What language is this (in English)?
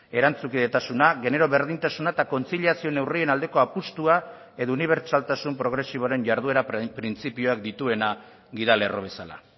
Basque